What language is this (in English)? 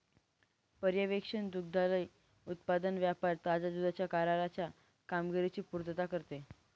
Marathi